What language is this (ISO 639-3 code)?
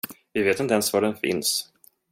swe